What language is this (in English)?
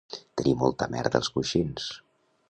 Catalan